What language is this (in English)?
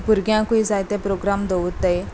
Konkani